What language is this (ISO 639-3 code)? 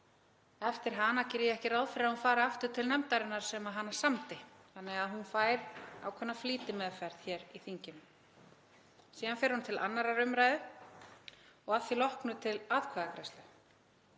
isl